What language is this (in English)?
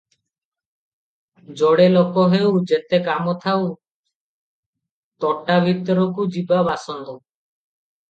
Odia